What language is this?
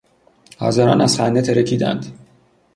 Persian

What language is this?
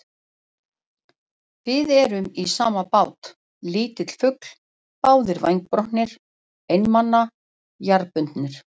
Icelandic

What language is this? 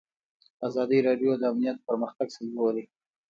Pashto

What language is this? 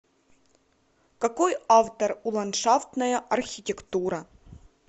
Russian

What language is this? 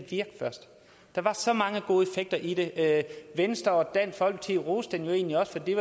Danish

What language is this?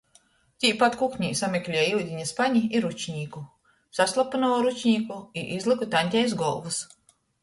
Latgalian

